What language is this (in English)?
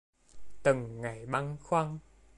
Vietnamese